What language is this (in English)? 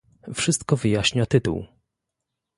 Polish